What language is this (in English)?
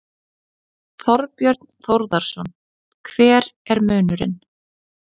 Icelandic